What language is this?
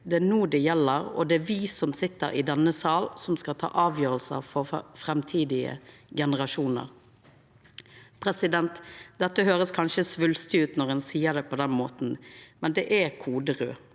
Norwegian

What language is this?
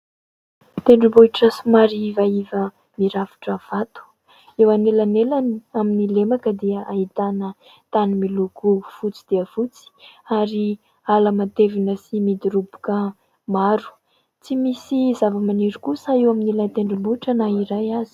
Malagasy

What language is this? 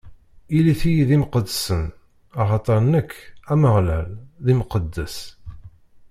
Kabyle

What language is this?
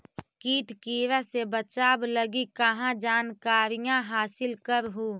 Magahi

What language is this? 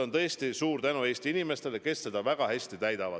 Estonian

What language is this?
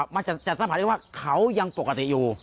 Thai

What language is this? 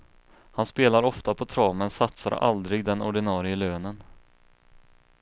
Swedish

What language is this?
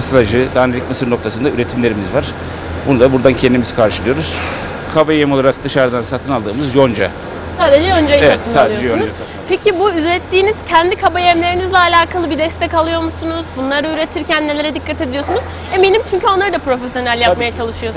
Turkish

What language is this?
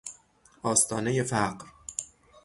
Persian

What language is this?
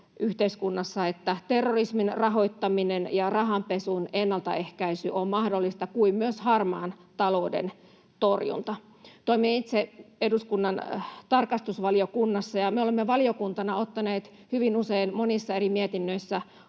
Finnish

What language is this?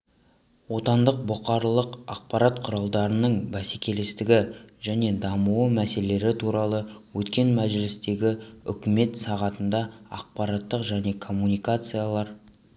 Kazakh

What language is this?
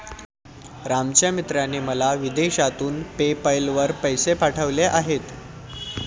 Marathi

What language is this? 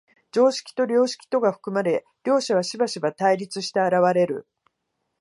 Japanese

